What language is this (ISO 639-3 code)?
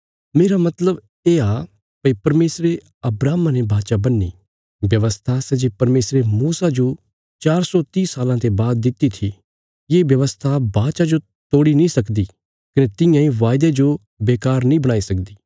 kfs